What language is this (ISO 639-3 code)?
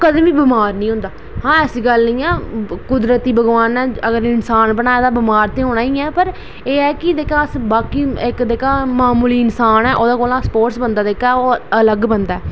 doi